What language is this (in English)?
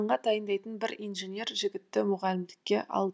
Kazakh